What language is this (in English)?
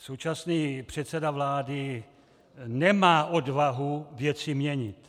Czech